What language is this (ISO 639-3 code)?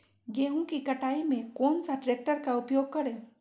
mag